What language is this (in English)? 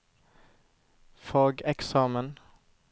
Norwegian